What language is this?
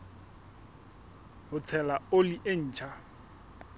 Southern Sotho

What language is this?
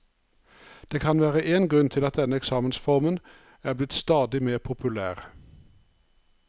Norwegian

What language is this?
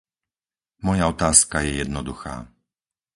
Slovak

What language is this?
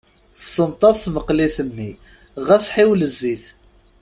Kabyle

